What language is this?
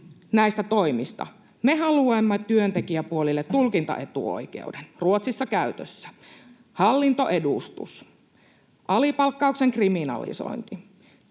Finnish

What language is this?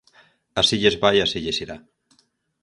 Galician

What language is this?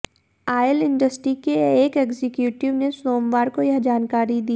Hindi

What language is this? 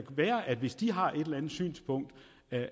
Danish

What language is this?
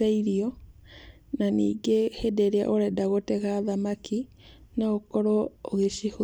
Kikuyu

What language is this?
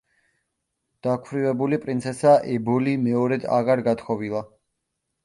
Georgian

